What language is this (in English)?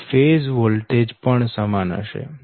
Gujarati